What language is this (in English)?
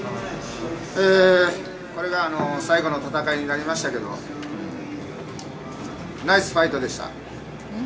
Japanese